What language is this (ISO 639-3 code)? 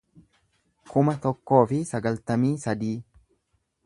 orm